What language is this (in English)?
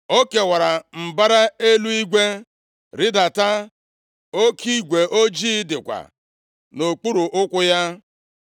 Igbo